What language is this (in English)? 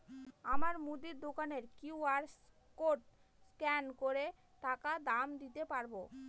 Bangla